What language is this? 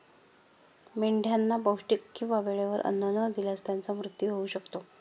Marathi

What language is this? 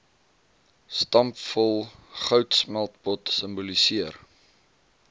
Afrikaans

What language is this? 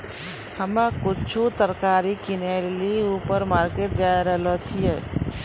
Maithili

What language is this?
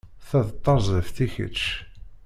Kabyle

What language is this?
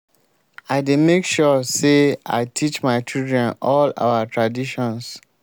Nigerian Pidgin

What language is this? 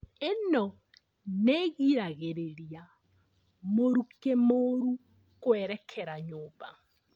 Kikuyu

